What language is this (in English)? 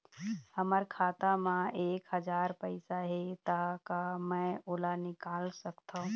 Chhattisgarhi